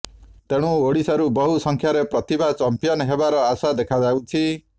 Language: Odia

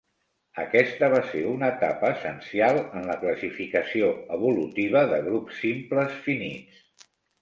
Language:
Catalan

